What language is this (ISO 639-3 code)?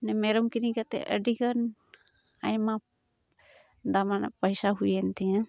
sat